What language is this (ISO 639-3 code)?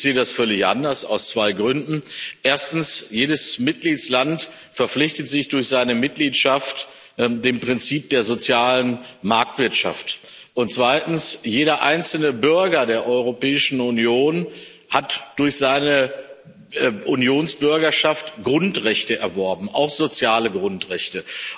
deu